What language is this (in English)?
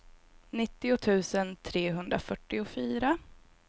Swedish